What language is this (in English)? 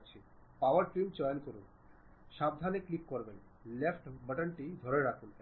Bangla